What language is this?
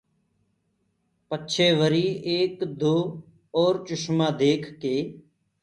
Gurgula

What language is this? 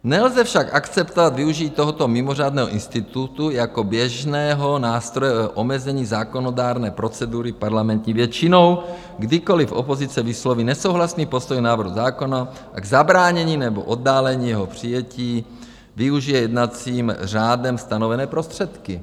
Czech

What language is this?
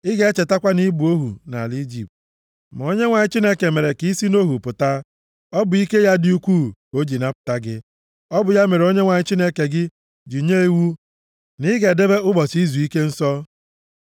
Igbo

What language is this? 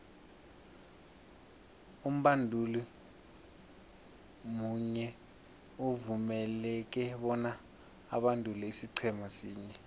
South Ndebele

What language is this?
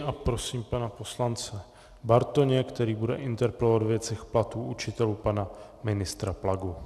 Czech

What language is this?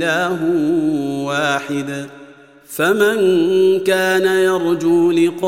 Arabic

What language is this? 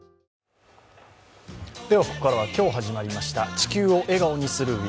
Japanese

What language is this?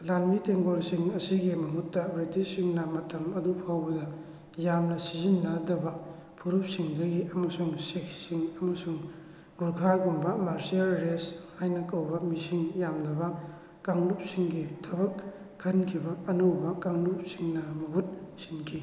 Manipuri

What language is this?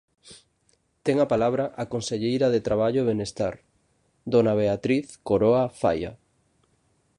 Galician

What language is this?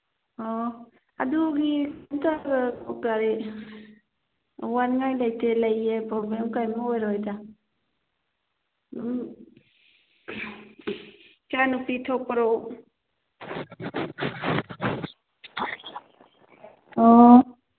Manipuri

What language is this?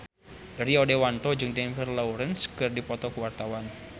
Sundanese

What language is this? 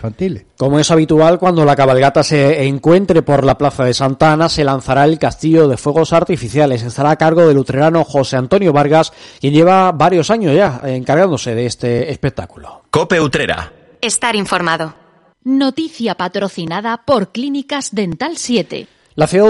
Spanish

